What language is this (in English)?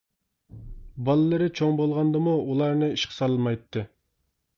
Uyghur